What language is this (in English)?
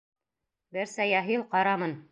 Bashkir